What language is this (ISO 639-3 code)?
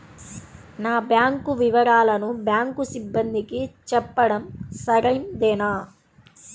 tel